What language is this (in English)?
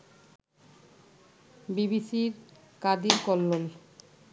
Bangla